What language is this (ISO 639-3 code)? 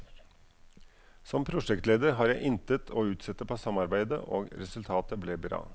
nor